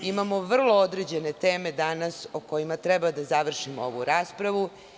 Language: Serbian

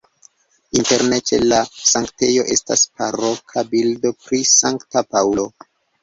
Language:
Esperanto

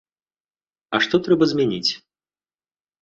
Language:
Belarusian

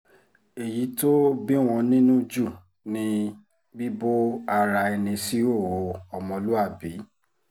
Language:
Yoruba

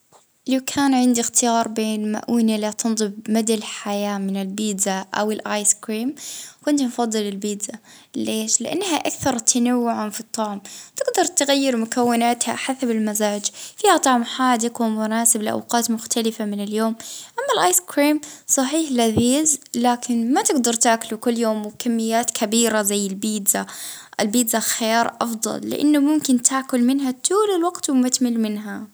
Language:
Libyan Arabic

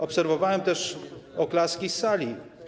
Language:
Polish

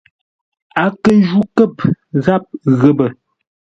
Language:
Ngombale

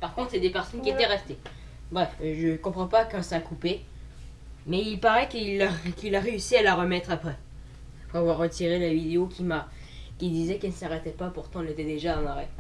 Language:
French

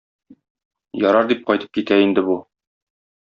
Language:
Tatar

